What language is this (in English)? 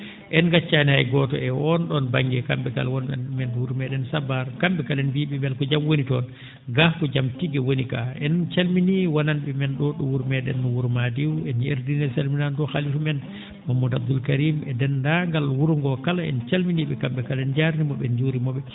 Fula